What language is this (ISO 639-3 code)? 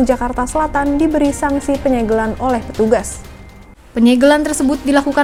ind